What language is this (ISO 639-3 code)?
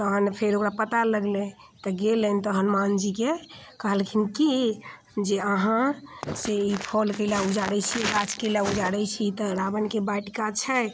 mai